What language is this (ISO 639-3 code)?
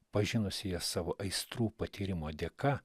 lit